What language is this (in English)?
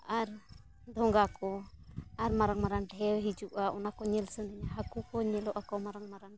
Santali